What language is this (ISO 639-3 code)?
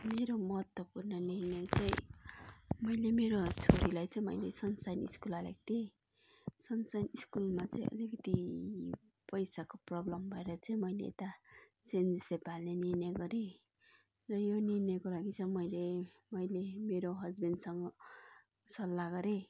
nep